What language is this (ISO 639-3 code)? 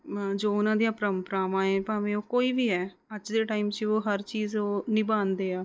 pan